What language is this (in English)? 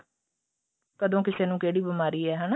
Punjabi